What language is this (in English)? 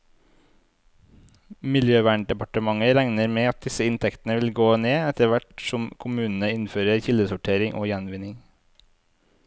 Norwegian